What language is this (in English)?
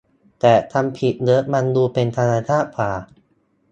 Thai